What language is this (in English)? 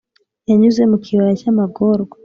Kinyarwanda